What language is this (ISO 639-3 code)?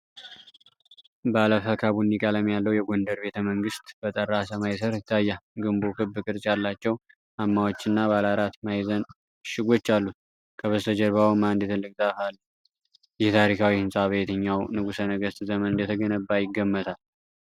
amh